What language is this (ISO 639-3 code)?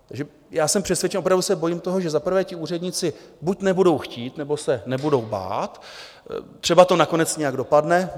ces